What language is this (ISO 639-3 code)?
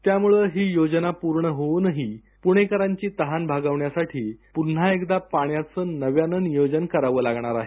mar